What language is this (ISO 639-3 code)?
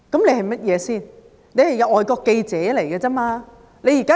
yue